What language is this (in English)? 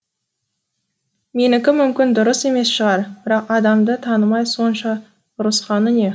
Kazakh